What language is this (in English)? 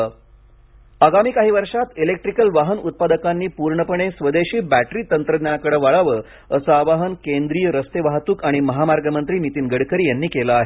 Marathi